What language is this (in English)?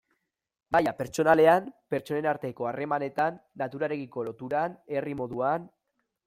Basque